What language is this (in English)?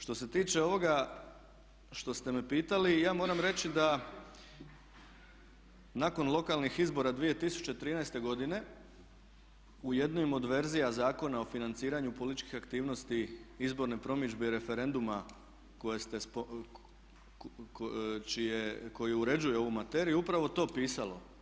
Croatian